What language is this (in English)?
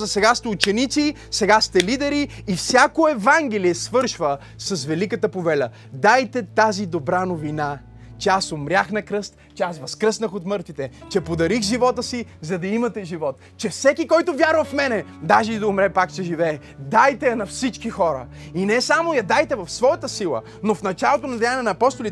Bulgarian